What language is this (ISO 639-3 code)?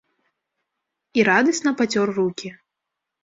bel